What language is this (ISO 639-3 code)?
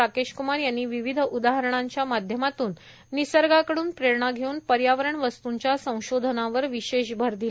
mar